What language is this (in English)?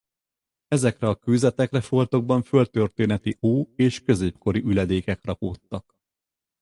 Hungarian